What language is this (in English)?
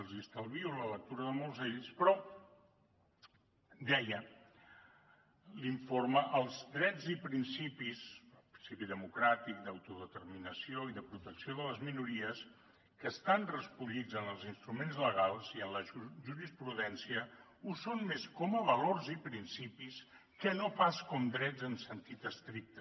Catalan